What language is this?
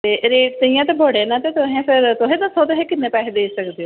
Dogri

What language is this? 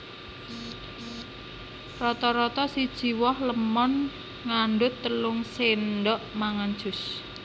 Javanese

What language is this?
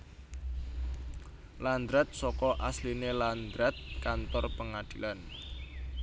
Javanese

